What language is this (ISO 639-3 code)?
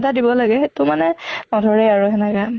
asm